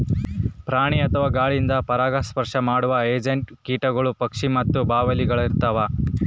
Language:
Kannada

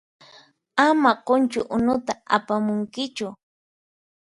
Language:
Puno Quechua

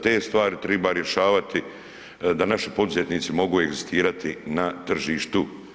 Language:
Croatian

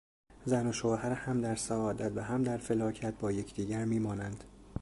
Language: Persian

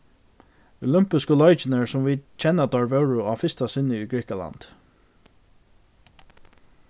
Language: Faroese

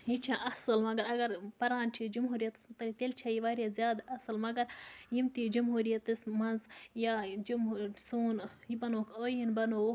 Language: Kashmiri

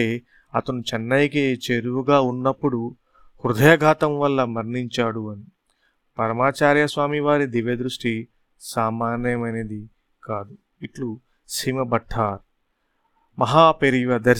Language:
Telugu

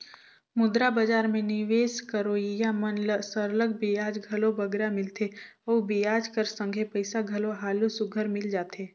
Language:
Chhattisgarhi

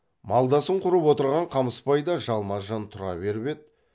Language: Kazakh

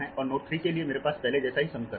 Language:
Hindi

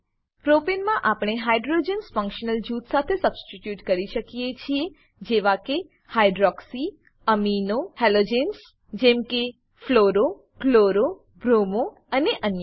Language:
Gujarati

